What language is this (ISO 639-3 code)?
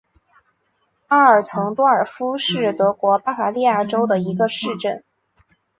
zho